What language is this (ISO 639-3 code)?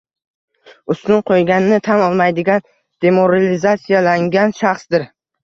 uzb